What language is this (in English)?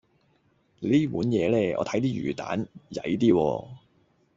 Cantonese